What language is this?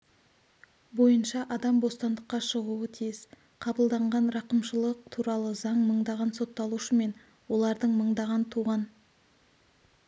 Kazakh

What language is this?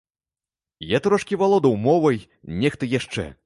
Belarusian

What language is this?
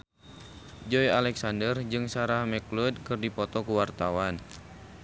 Sundanese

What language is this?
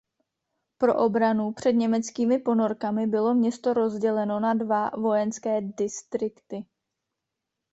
Czech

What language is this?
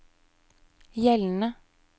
Norwegian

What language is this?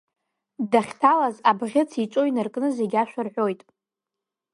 Abkhazian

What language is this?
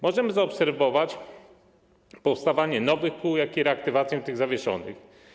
Polish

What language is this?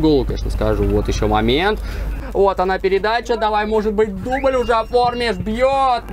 Russian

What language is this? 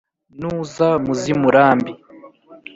Kinyarwanda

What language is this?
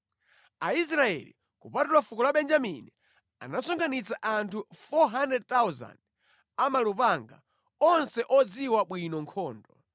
Nyanja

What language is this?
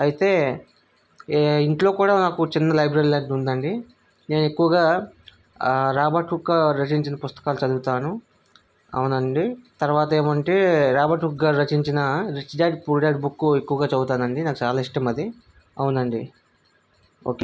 Telugu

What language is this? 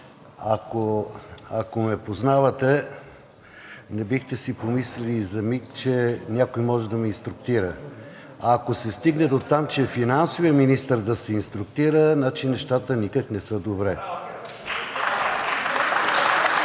Bulgarian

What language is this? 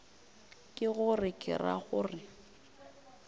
Northern Sotho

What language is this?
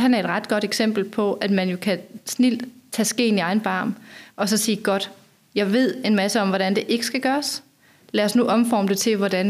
Danish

